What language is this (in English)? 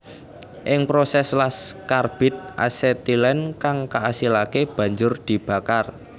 Javanese